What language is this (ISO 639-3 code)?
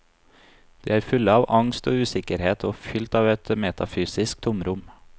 nor